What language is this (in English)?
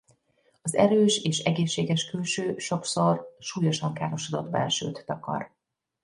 Hungarian